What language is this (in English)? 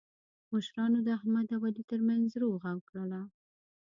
Pashto